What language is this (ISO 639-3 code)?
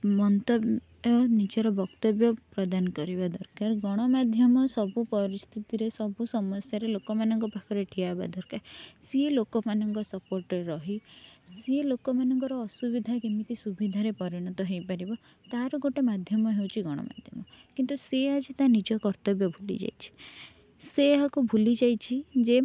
ori